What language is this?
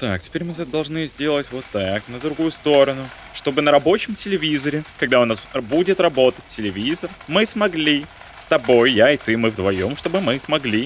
Russian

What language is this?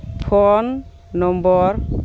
Santali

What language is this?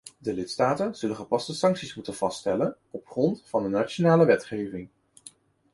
Dutch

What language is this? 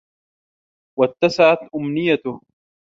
Arabic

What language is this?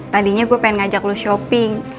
Indonesian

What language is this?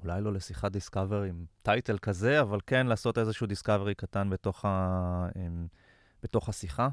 Hebrew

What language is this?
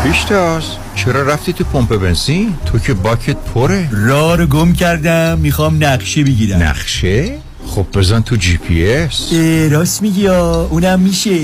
Persian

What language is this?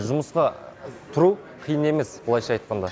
Kazakh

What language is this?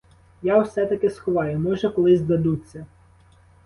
Ukrainian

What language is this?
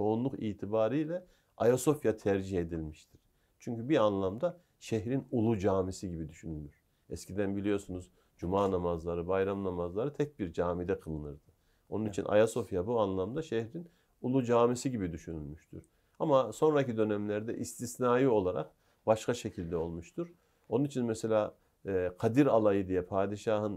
Turkish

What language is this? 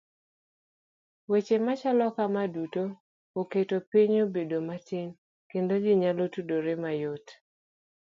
Luo (Kenya and Tanzania)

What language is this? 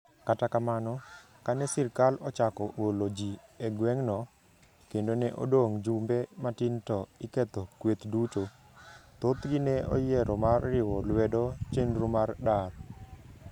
Luo (Kenya and Tanzania)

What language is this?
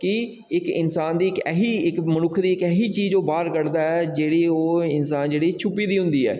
Dogri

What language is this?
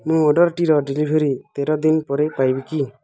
Odia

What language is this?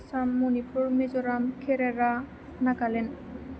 Bodo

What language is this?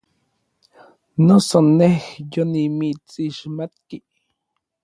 Orizaba Nahuatl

